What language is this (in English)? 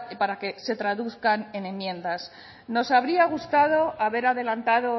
Spanish